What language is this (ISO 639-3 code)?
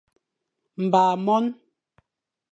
fan